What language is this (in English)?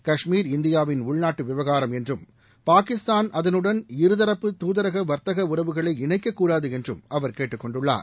Tamil